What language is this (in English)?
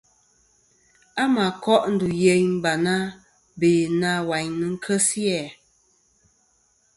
Kom